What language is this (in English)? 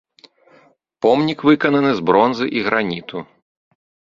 Belarusian